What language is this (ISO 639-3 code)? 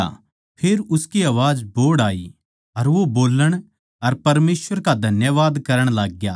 bgc